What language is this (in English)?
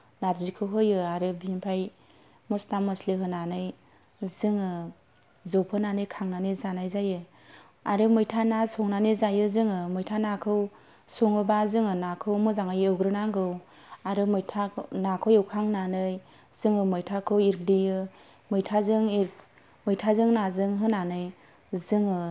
Bodo